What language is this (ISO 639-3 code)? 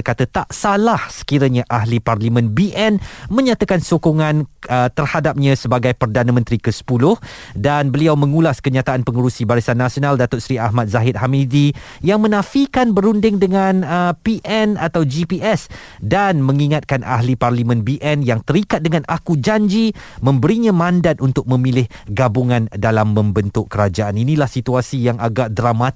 msa